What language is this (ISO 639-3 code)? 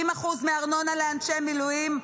heb